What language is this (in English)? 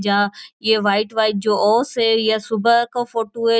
Marwari